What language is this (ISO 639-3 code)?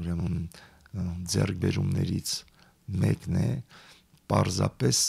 ron